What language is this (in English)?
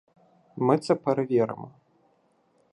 Ukrainian